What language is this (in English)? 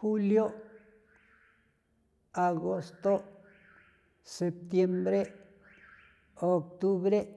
San Felipe Otlaltepec Popoloca